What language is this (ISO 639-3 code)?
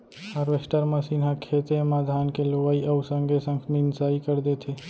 hne